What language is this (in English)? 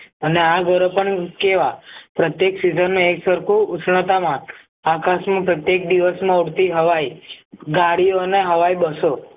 Gujarati